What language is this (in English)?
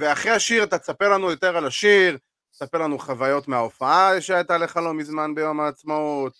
Hebrew